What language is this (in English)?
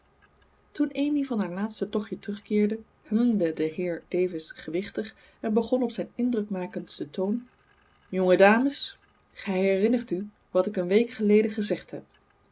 Dutch